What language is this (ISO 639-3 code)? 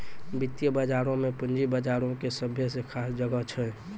mai